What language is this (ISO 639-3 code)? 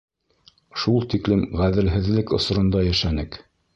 bak